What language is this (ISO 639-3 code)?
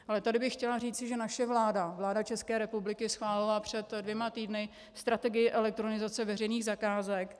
ces